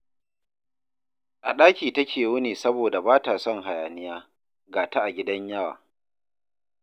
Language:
Hausa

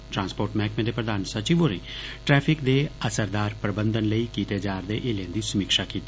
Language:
Dogri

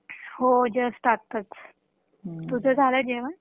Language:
Marathi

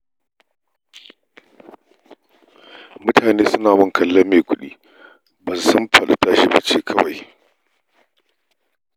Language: Hausa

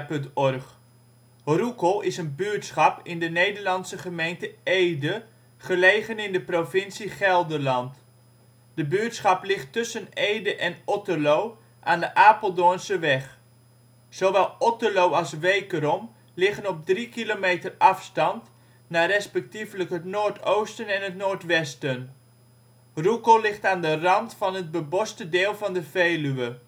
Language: Dutch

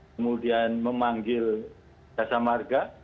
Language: Indonesian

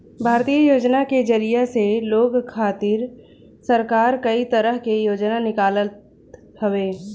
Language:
Bhojpuri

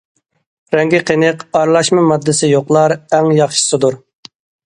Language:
Uyghur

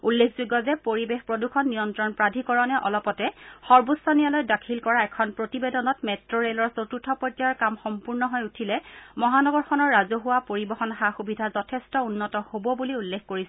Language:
Assamese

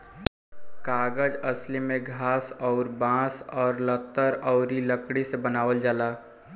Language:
Bhojpuri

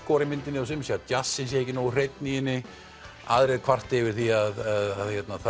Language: Icelandic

